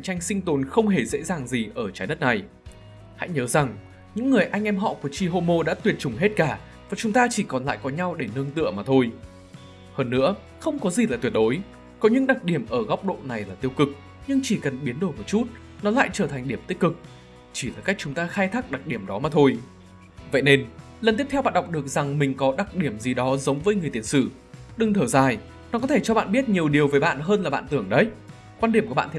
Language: Vietnamese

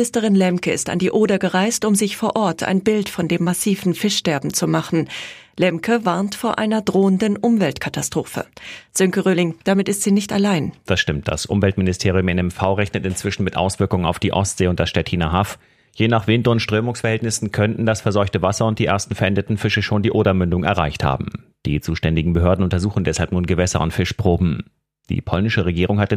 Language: German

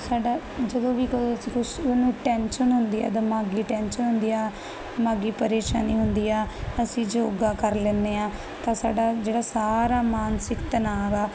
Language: Punjabi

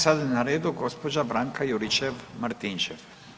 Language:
Croatian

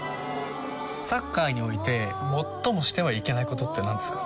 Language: Japanese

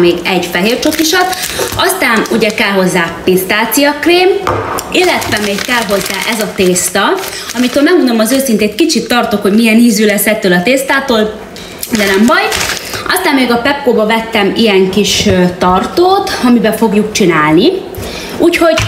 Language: Hungarian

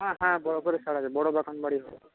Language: Bangla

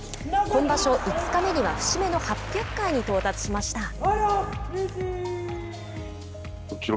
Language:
Japanese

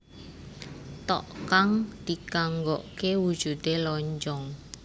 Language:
Javanese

